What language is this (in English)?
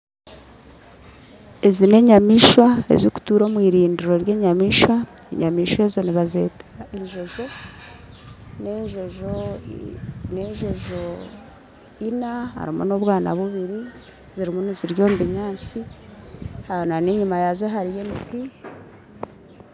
Nyankole